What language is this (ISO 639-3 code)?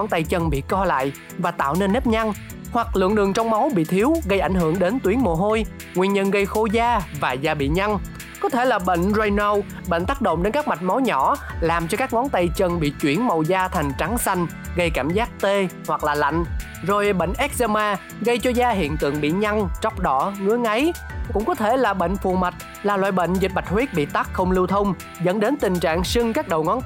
vie